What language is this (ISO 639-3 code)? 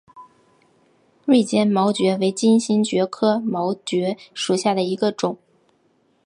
zho